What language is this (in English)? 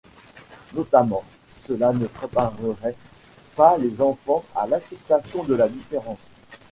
French